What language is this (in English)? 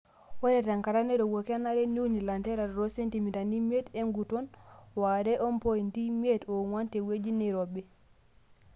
Masai